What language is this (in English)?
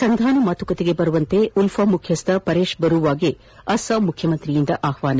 Kannada